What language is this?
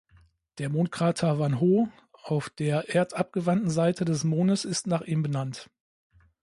German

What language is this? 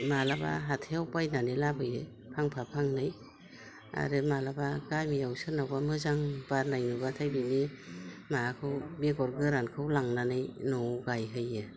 Bodo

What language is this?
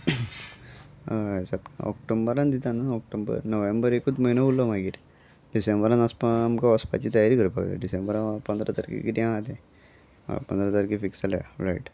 Konkani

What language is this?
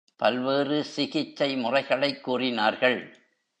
Tamil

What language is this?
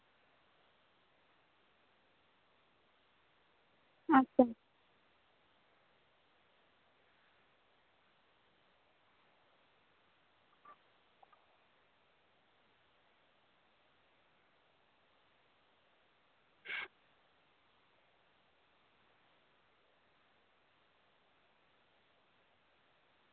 Santali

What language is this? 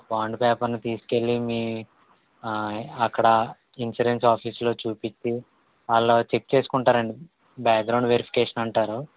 Telugu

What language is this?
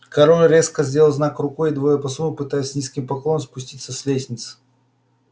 Russian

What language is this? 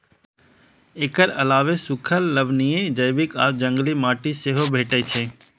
Maithili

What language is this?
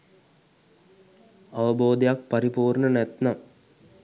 Sinhala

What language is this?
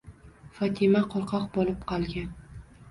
Uzbek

